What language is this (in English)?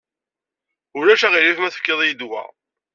Kabyle